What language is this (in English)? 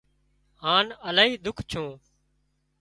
Wadiyara Koli